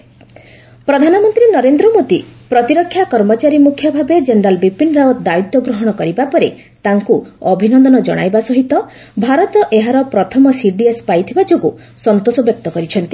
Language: Odia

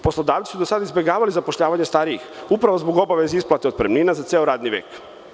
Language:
Serbian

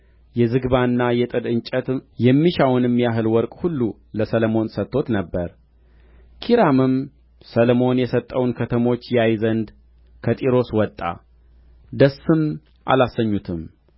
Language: Amharic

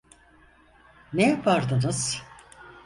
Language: Turkish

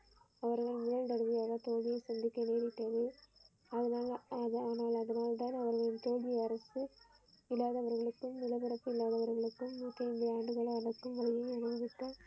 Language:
Tamil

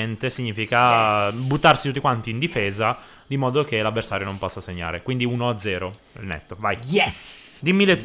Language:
Italian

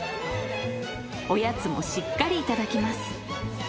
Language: Japanese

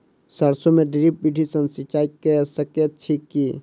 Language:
Maithili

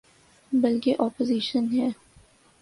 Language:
Urdu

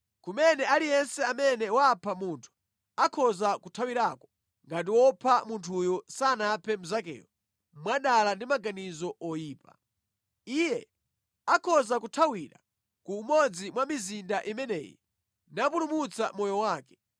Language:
Nyanja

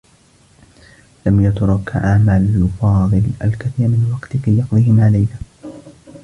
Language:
Arabic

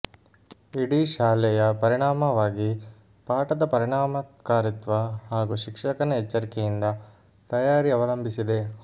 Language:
Kannada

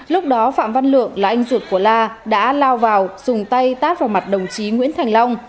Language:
Vietnamese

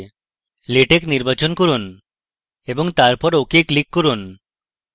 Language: Bangla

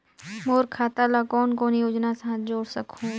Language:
Chhattisgarhi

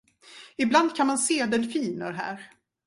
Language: Swedish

